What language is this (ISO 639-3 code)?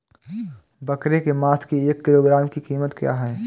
hin